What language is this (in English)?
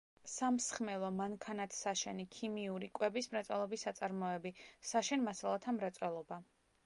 Georgian